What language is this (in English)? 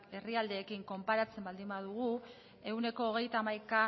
Basque